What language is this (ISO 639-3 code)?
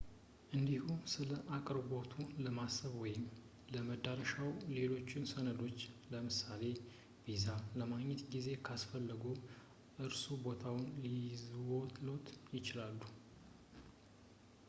amh